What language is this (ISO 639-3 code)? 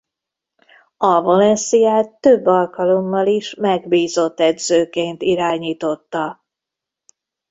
hun